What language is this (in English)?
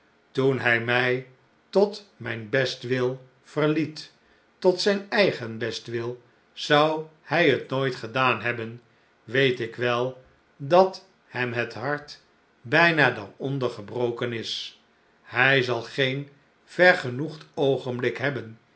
Dutch